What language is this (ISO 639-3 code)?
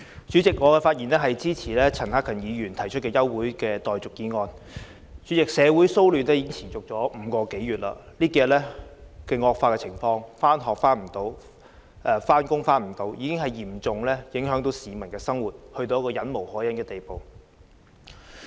yue